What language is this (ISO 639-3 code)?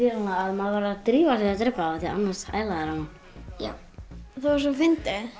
isl